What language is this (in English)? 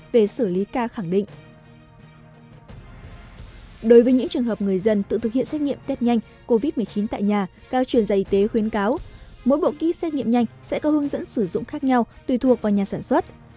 Vietnamese